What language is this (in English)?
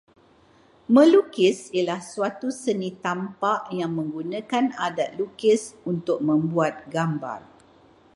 Malay